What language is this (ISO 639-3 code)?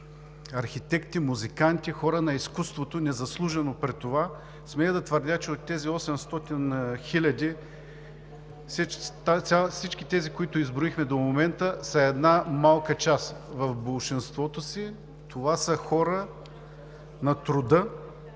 bul